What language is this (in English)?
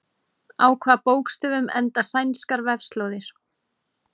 Icelandic